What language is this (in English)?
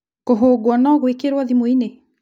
Kikuyu